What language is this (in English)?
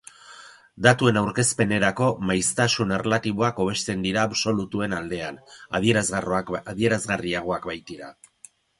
Basque